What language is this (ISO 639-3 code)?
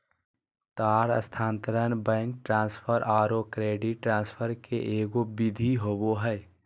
mag